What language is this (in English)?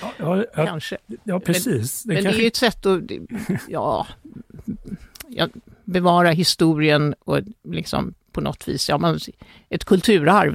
Swedish